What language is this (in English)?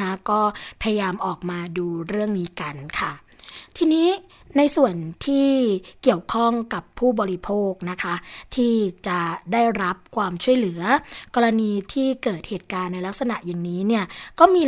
Thai